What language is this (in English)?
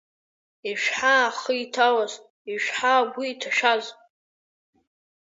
Abkhazian